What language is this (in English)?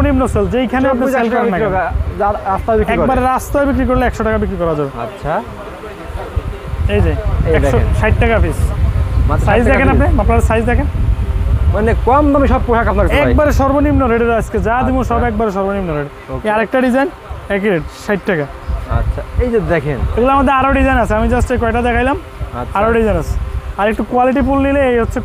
Bangla